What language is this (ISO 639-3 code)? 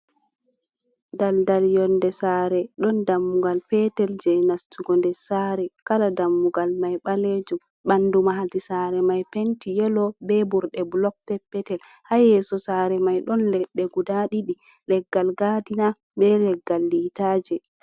ful